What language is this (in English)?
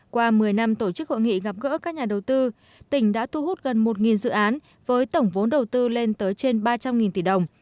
Vietnamese